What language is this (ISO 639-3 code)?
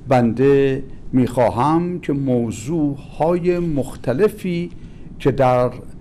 fas